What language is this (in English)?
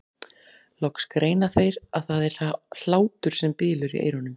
Icelandic